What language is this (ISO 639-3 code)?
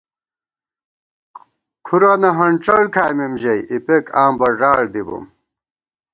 gwt